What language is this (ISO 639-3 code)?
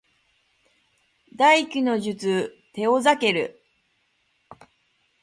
jpn